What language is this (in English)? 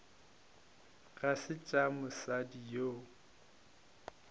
Northern Sotho